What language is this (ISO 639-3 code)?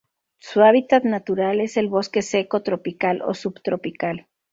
spa